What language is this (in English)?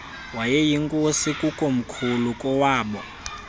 Xhosa